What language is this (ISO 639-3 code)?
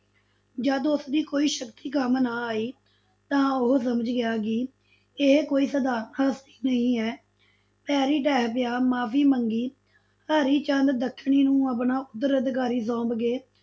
pan